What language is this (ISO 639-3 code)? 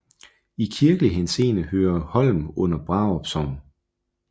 dan